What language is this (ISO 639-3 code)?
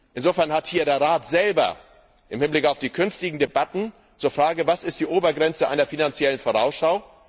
deu